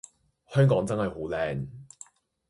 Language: Cantonese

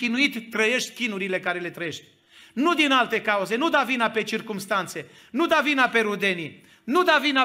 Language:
Romanian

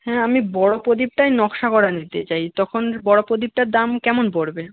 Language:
Bangla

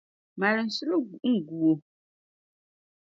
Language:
Dagbani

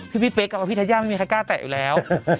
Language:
Thai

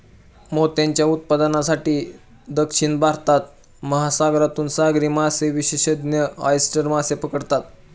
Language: Marathi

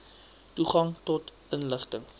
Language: Afrikaans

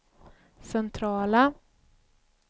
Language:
Swedish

